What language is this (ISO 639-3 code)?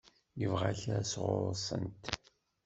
kab